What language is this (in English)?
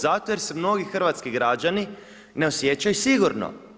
Croatian